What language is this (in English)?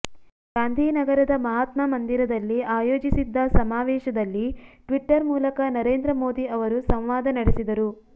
Kannada